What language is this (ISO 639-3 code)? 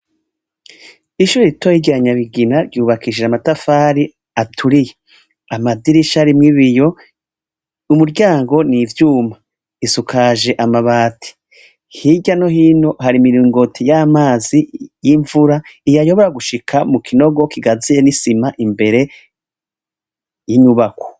run